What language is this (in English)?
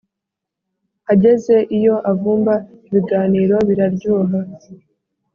Kinyarwanda